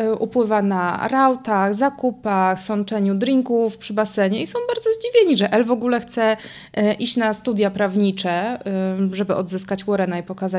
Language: Polish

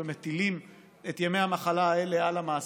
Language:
Hebrew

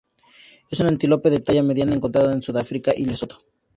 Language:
Spanish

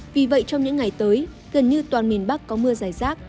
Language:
Vietnamese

